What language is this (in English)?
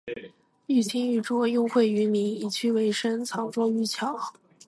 Chinese